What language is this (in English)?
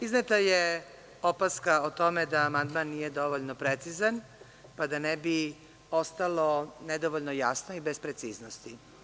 Serbian